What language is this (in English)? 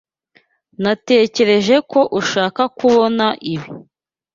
Kinyarwanda